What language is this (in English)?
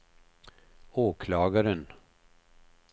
Swedish